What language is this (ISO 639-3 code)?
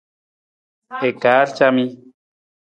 nmz